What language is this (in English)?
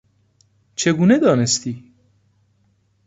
Persian